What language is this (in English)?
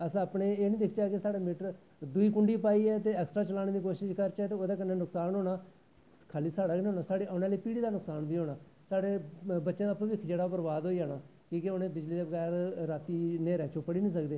Dogri